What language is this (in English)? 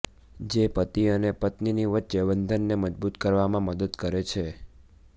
Gujarati